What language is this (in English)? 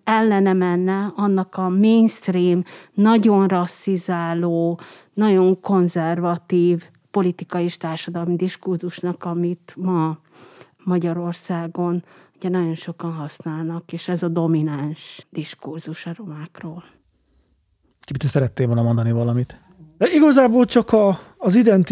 Hungarian